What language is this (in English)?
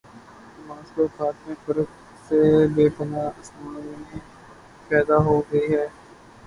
Urdu